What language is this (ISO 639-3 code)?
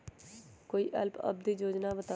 mag